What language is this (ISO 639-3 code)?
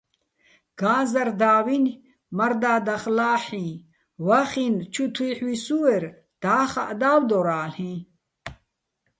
bbl